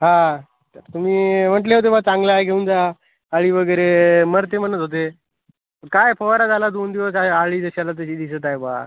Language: Marathi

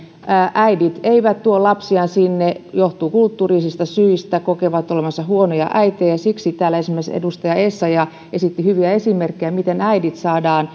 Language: Finnish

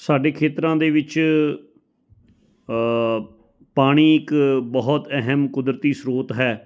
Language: Punjabi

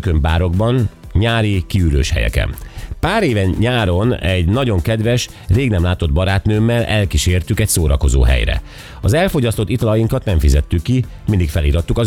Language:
Hungarian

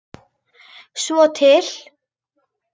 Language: Icelandic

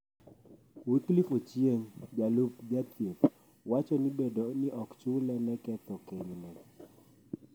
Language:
Luo (Kenya and Tanzania)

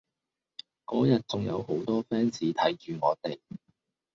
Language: Cantonese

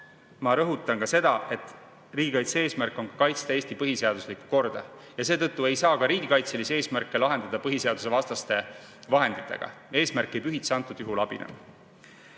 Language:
Estonian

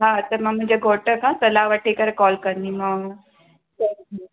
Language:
Sindhi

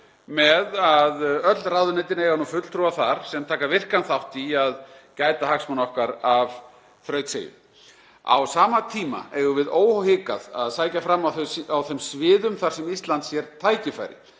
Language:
Icelandic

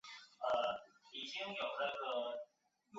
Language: Chinese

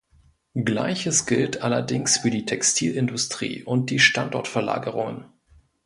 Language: German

